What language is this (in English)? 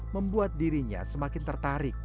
Indonesian